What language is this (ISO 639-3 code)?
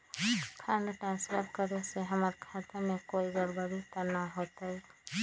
mag